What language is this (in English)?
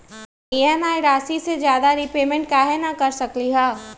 Magahi